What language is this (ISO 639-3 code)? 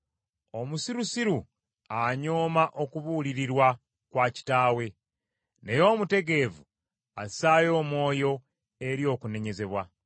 lug